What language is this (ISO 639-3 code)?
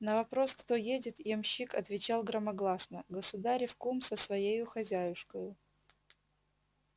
rus